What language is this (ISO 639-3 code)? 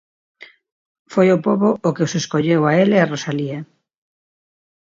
glg